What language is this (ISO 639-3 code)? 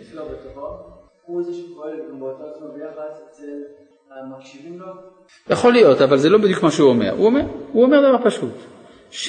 heb